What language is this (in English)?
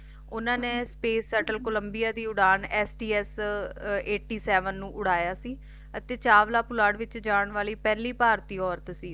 Punjabi